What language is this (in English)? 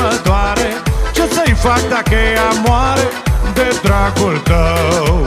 Romanian